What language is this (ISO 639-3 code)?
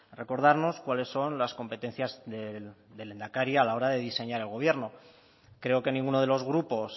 spa